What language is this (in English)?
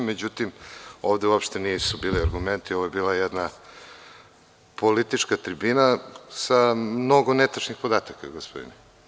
Serbian